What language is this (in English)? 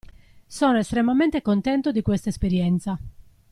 Italian